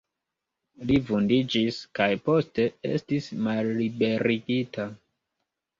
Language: Esperanto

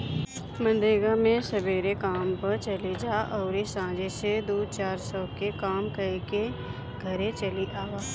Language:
Bhojpuri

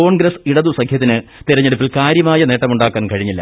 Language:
Malayalam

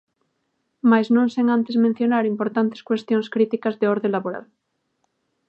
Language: Galician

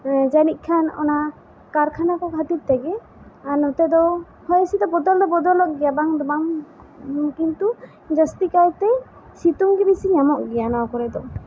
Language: Santali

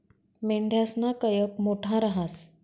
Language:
Marathi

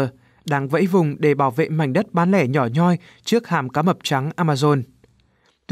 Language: Vietnamese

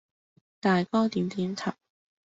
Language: Cantonese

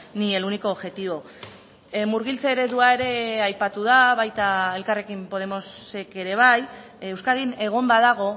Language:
Basque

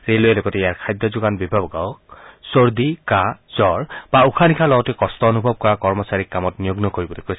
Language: Assamese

